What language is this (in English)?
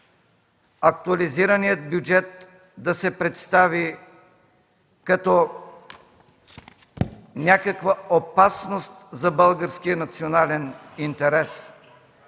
Bulgarian